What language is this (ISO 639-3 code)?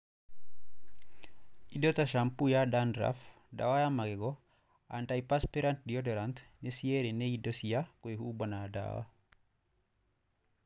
kik